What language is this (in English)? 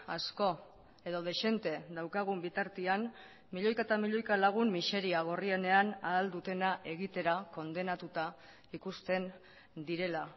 Basque